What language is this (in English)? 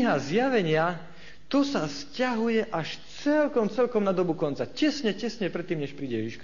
Slovak